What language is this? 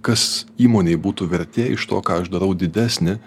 Lithuanian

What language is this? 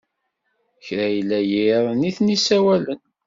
Kabyle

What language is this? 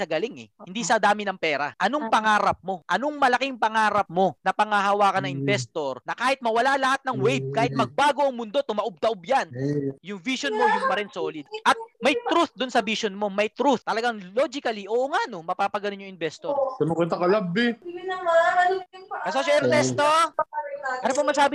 Filipino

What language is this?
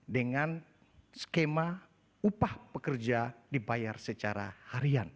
Indonesian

